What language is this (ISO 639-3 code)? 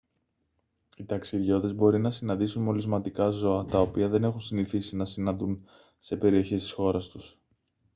ell